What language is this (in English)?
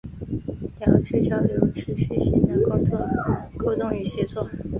Chinese